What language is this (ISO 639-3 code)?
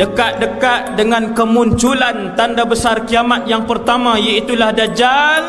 msa